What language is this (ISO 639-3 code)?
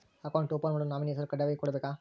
kan